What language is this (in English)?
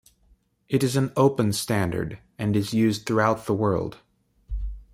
English